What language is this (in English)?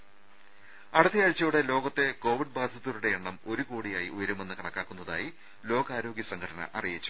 Malayalam